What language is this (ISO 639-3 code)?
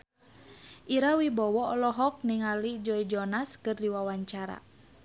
sun